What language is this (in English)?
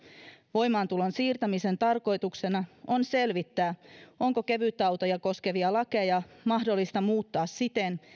Finnish